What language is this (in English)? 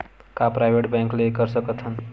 Chhattisgarhi